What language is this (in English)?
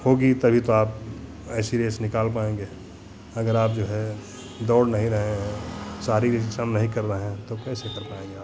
Hindi